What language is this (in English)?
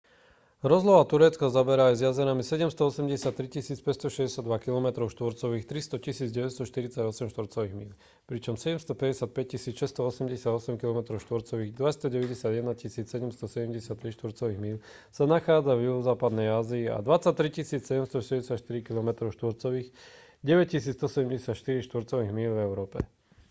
Slovak